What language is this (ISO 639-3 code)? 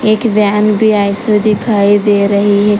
hin